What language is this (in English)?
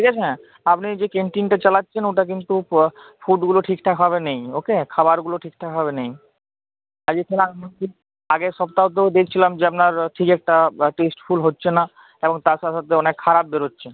Bangla